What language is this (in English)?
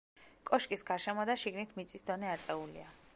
Georgian